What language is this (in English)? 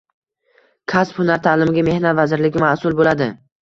Uzbek